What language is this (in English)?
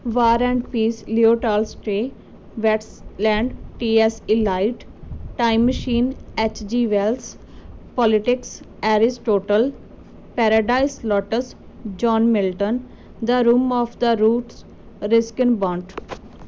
Punjabi